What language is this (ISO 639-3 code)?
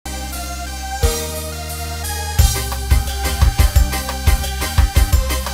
ind